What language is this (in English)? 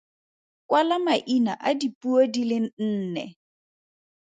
Tswana